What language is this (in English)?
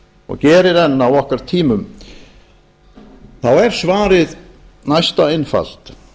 Icelandic